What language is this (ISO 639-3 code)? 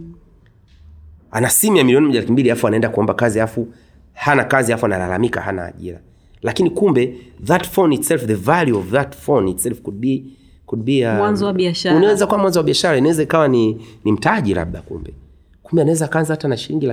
swa